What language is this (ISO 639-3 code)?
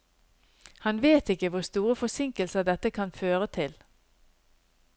nor